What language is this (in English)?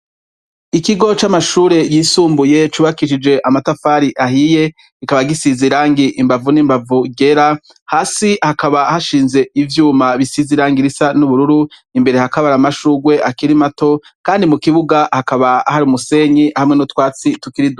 Rundi